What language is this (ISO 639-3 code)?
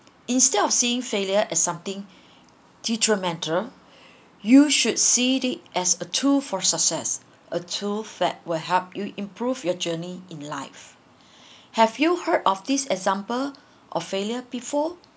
eng